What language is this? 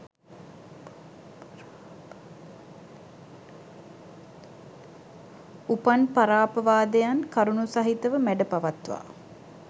Sinhala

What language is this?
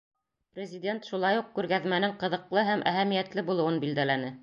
Bashkir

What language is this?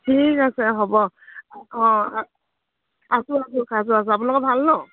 Assamese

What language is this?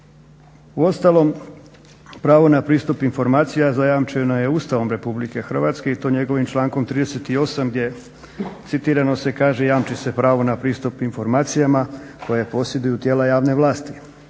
Croatian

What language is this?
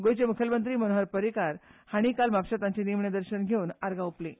Konkani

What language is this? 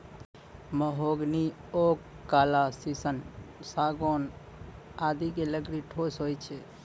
Maithili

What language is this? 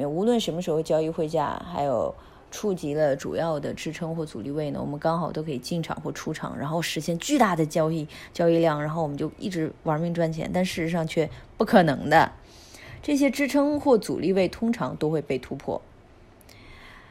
Chinese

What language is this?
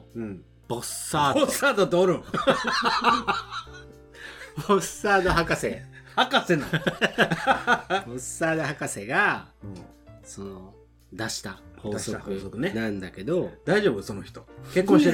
Japanese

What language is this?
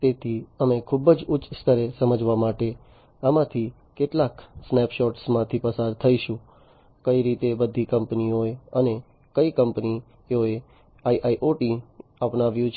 Gujarati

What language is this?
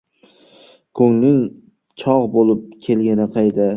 Uzbek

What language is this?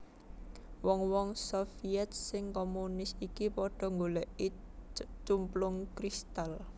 Javanese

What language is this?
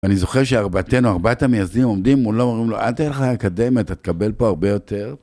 Hebrew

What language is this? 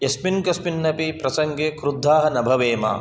Sanskrit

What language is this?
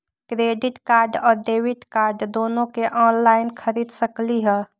Magahi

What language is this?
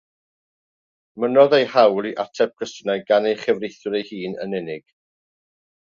Welsh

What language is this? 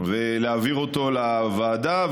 Hebrew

